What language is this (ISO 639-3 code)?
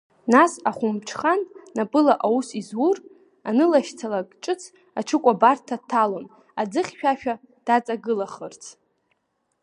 abk